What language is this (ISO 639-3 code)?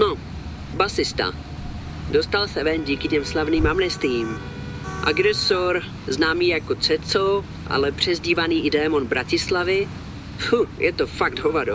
slk